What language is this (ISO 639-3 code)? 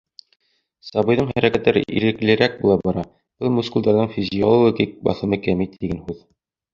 bak